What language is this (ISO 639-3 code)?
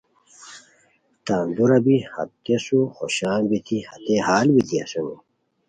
khw